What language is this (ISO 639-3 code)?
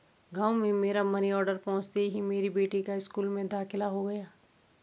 hin